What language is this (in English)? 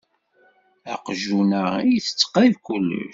Kabyle